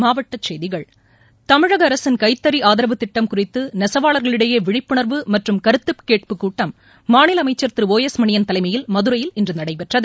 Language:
Tamil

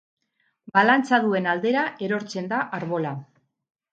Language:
Basque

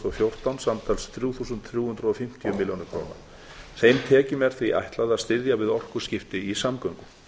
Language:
Icelandic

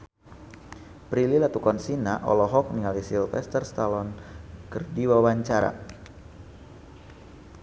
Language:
Sundanese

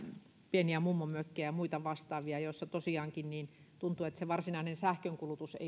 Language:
Finnish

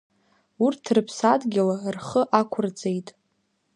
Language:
Abkhazian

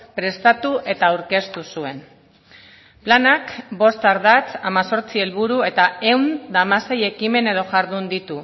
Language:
Basque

